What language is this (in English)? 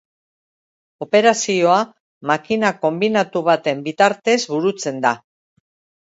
Basque